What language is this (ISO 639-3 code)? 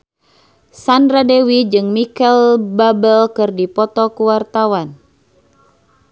sun